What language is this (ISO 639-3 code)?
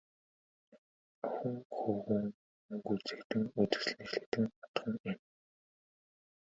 mon